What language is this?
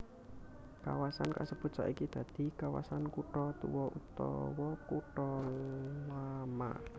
Javanese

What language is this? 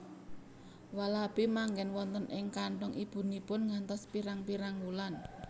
Javanese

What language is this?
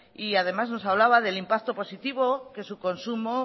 Spanish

